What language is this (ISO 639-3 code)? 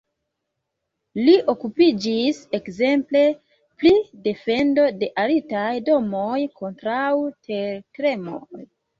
epo